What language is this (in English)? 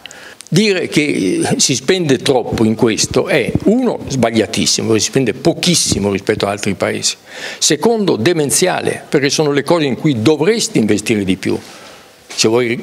Italian